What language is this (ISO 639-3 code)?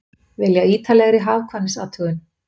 isl